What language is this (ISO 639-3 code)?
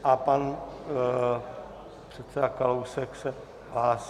ces